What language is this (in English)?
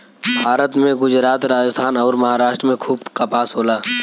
Bhojpuri